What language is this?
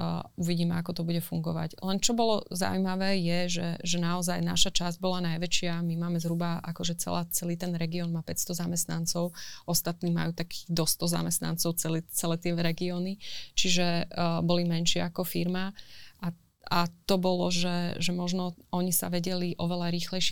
Slovak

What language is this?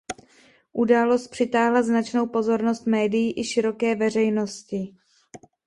Czech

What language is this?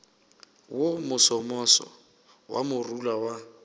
Northern Sotho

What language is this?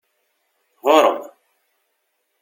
Kabyle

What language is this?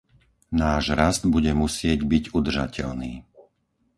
Slovak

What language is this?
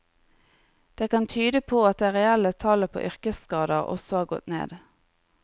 Norwegian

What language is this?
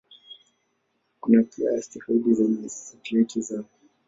Swahili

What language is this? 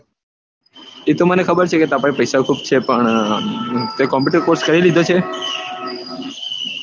Gujarati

